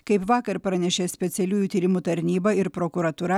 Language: Lithuanian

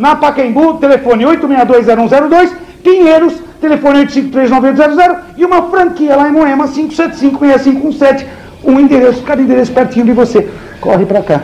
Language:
Portuguese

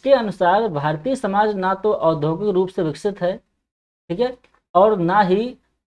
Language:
Hindi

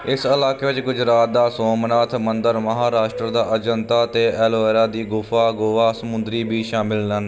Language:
Punjabi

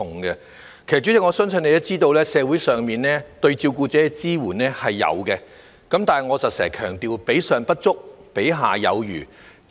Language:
Cantonese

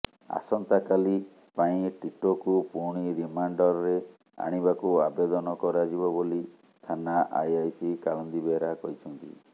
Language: Odia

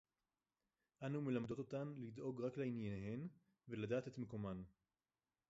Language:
Hebrew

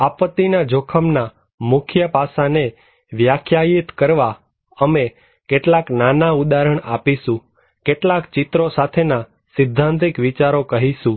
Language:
Gujarati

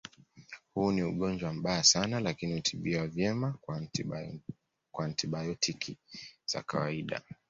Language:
Swahili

